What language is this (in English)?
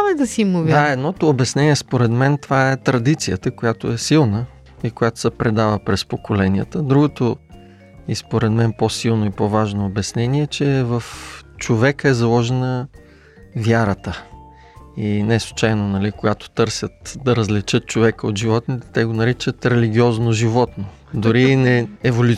Bulgarian